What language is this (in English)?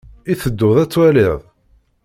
Kabyle